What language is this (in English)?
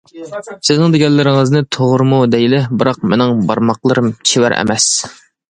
Uyghur